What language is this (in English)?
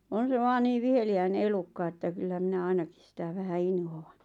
Finnish